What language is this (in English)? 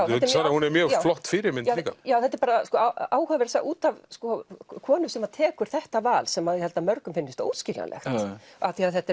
Icelandic